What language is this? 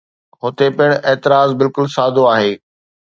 Sindhi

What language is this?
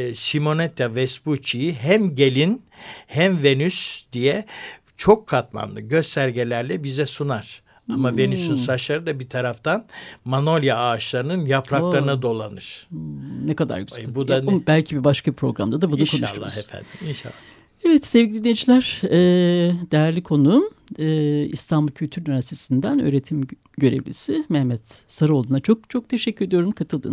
Turkish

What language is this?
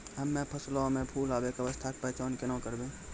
Maithili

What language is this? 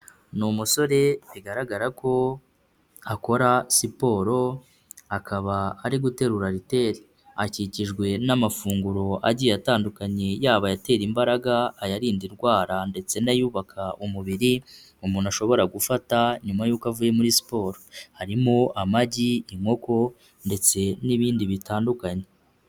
Kinyarwanda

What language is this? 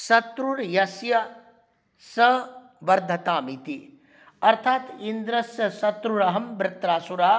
Sanskrit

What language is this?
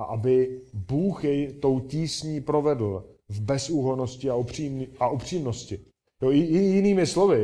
Czech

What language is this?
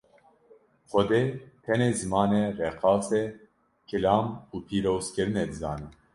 Kurdish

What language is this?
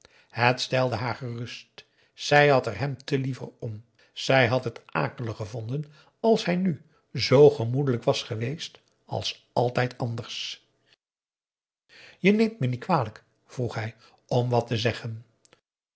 Dutch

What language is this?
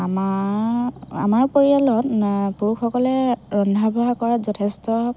Assamese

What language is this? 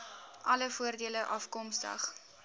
Afrikaans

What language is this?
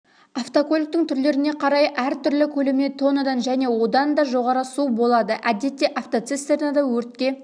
Kazakh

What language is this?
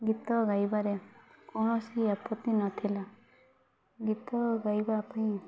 Odia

